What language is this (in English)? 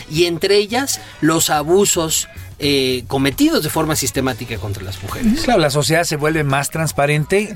Spanish